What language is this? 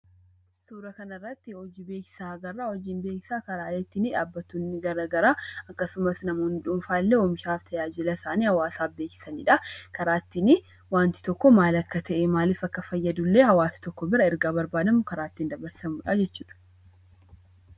Oromo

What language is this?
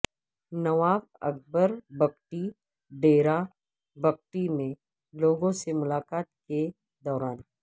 Urdu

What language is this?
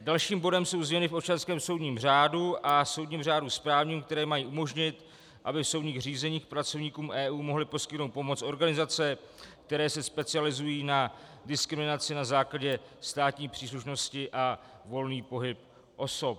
Czech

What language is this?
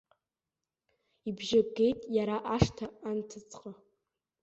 Abkhazian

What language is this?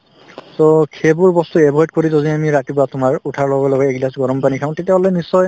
Assamese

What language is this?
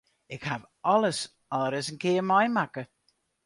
Western Frisian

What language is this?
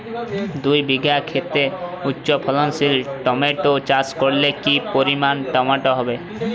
Bangla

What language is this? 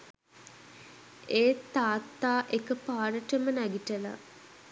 Sinhala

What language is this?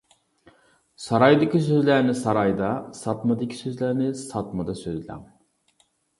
Uyghur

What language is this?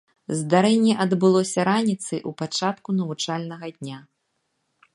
Belarusian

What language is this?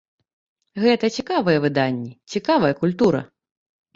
Belarusian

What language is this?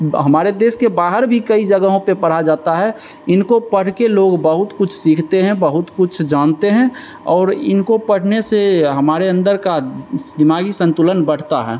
Hindi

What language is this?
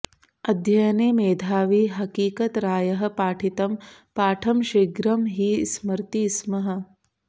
Sanskrit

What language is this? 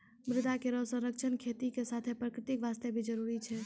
Maithili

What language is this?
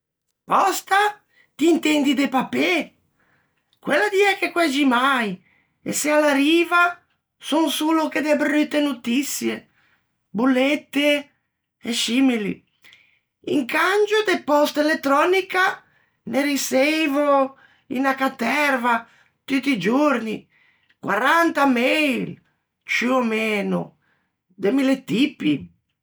Ligurian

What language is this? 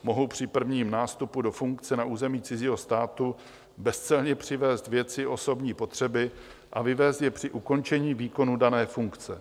Czech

